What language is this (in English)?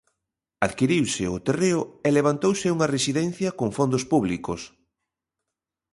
Galician